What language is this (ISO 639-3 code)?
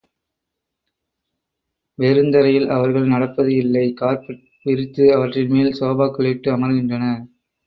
tam